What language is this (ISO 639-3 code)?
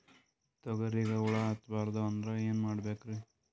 kan